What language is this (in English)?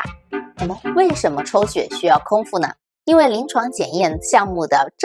Chinese